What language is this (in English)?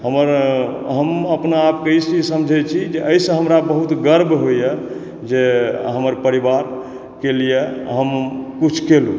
Maithili